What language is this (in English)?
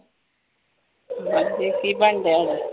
Punjabi